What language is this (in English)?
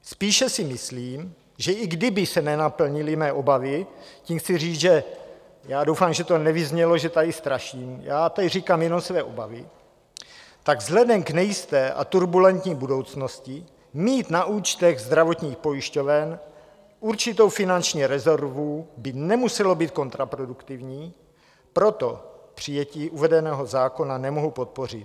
Czech